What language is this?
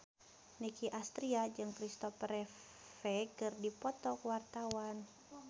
Sundanese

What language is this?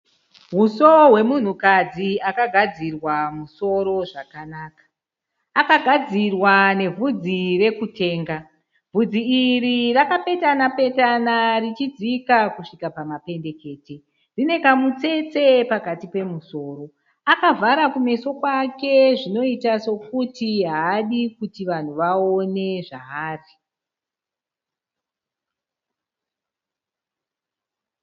Shona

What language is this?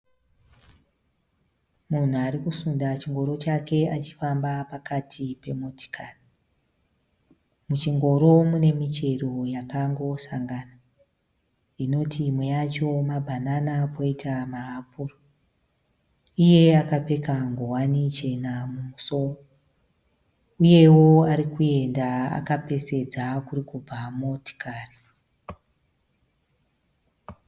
Shona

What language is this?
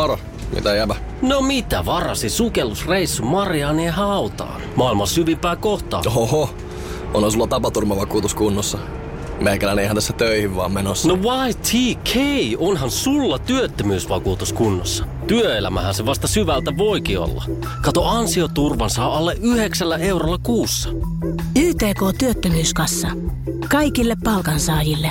Finnish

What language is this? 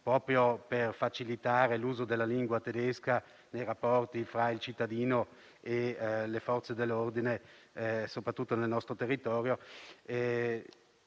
Italian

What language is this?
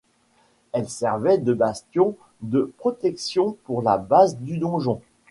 French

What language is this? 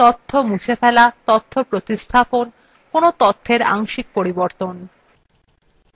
Bangla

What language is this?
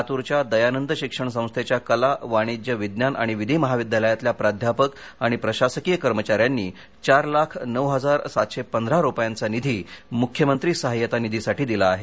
Marathi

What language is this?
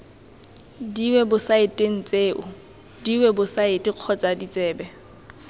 Tswana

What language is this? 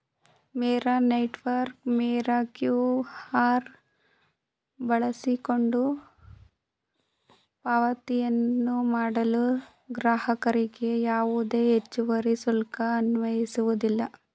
Kannada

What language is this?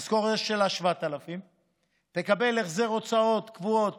Hebrew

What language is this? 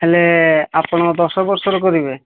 Odia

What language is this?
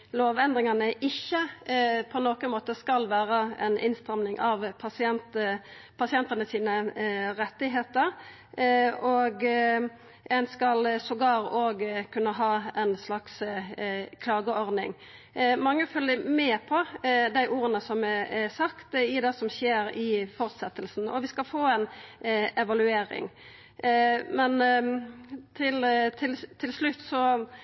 Norwegian Nynorsk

